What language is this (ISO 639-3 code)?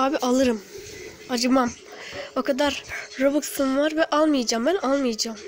tur